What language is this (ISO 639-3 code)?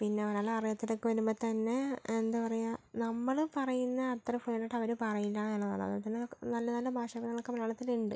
mal